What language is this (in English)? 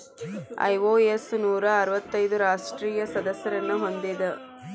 Kannada